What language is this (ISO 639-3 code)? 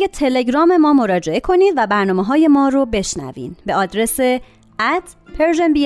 fas